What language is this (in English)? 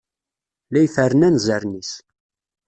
Kabyle